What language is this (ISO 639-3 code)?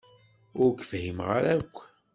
kab